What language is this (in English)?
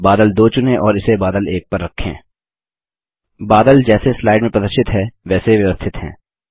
Hindi